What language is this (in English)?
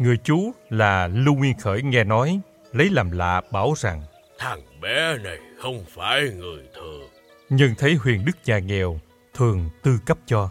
Vietnamese